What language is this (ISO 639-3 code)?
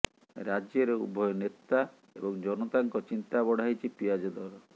ori